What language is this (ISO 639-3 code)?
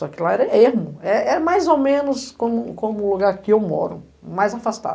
por